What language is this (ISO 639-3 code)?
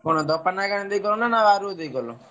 ori